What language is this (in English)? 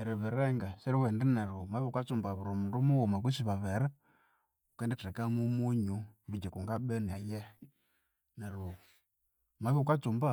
Konzo